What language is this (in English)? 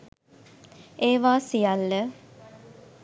Sinhala